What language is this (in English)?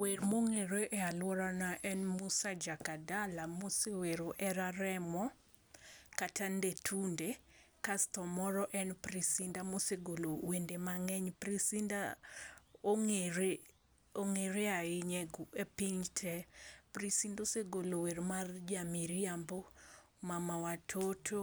Luo (Kenya and Tanzania)